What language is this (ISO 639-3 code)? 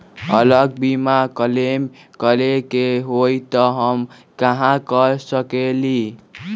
mag